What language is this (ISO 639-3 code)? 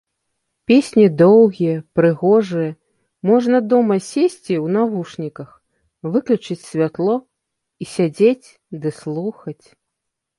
bel